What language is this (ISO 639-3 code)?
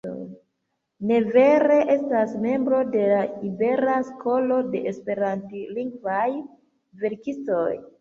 epo